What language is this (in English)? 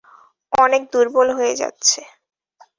Bangla